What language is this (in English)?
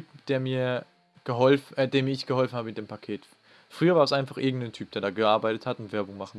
German